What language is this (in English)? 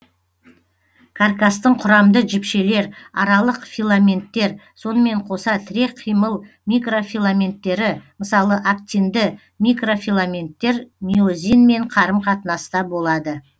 Kazakh